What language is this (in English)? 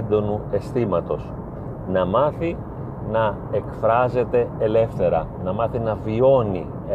Greek